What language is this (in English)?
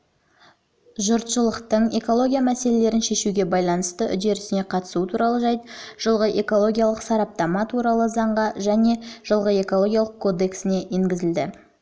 Kazakh